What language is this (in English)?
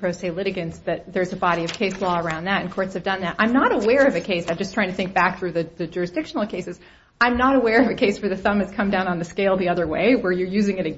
English